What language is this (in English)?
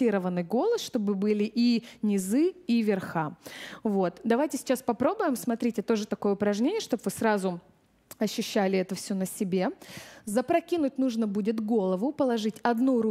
Russian